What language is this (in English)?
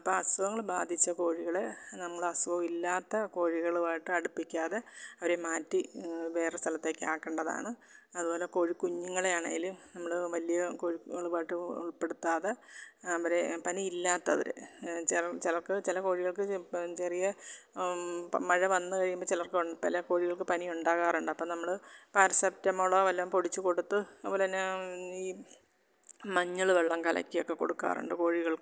Malayalam